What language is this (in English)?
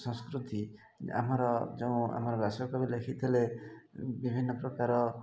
Odia